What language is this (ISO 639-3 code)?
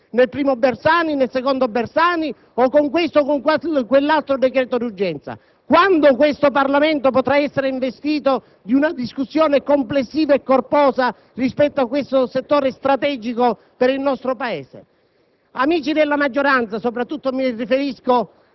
ita